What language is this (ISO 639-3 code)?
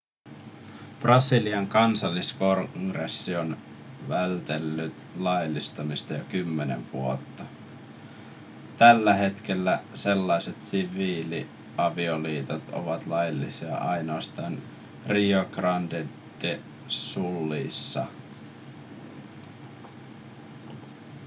fin